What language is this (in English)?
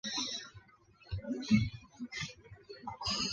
Chinese